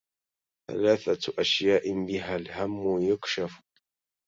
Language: Arabic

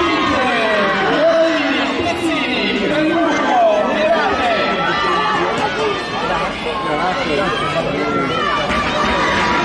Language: Italian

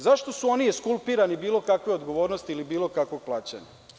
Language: Serbian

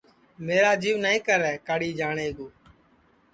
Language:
Sansi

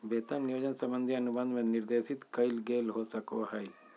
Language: Magahi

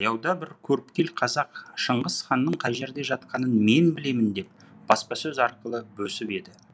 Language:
Kazakh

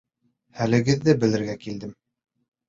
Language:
Bashkir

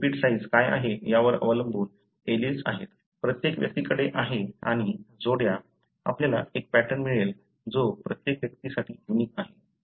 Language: Marathi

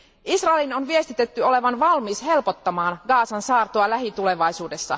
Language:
Finnish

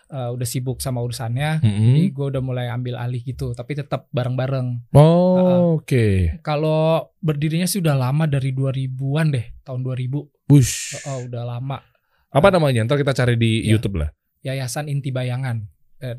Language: Indonesian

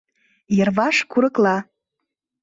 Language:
Mari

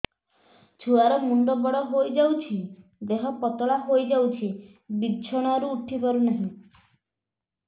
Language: Odia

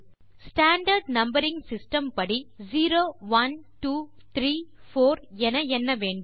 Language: Tamil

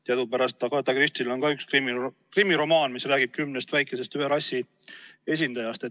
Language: Estonian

